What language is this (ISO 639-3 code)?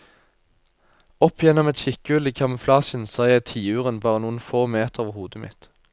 nor